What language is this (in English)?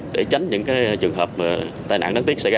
Vietnamese